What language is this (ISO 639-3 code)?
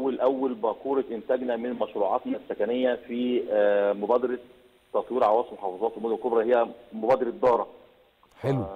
ara